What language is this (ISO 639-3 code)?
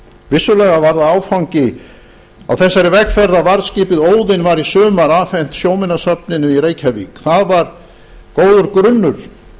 isl